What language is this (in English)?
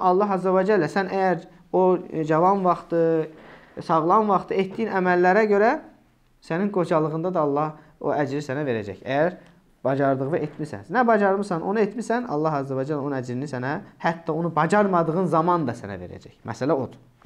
Turkish